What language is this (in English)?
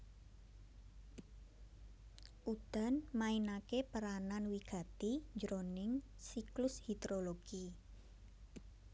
Javanese